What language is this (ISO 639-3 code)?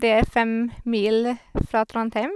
nor